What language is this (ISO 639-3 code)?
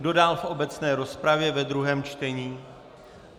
ces